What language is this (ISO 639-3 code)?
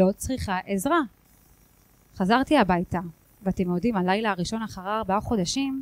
heb